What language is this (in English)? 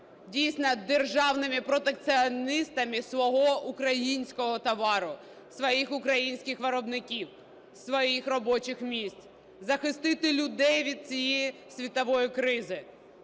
Ukrainian